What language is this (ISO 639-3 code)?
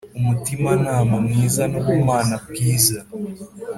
kin